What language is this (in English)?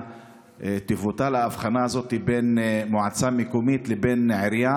Hebrew